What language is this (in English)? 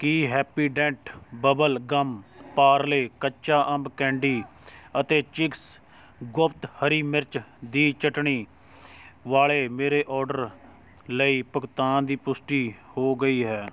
Punjabi